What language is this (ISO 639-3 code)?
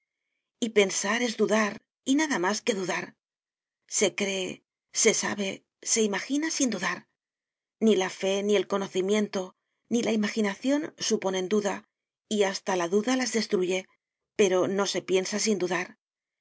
spa